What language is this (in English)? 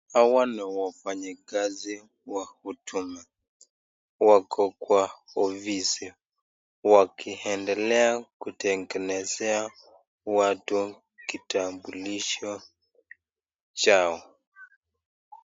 Swahili